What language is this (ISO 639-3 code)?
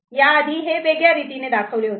mar